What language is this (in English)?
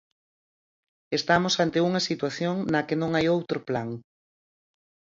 Galician